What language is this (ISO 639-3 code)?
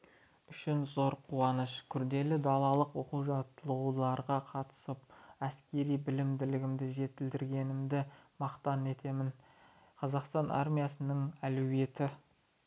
kaz